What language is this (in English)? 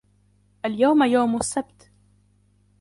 Arabic